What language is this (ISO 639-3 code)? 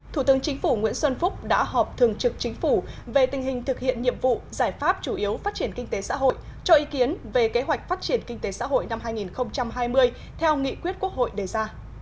vie